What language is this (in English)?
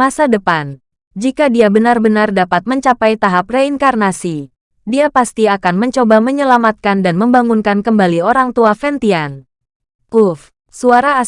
Indonesian